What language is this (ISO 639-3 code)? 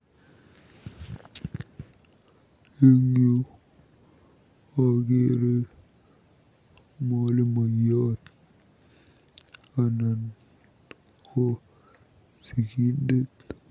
kln